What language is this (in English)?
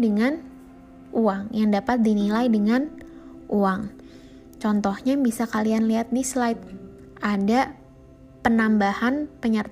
Indonesian